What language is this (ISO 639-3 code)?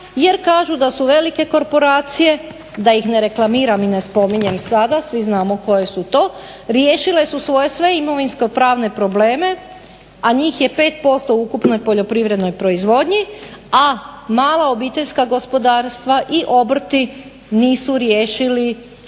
hrv